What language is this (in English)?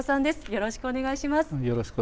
Japanese